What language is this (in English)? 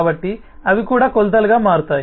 Telugu